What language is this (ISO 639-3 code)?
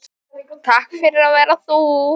isl